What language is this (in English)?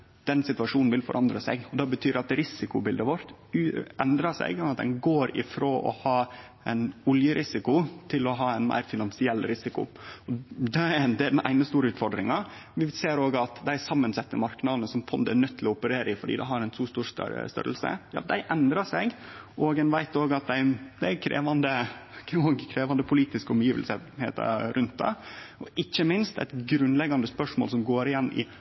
Norwegian Nynorsk